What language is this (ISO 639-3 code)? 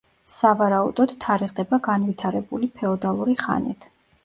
kat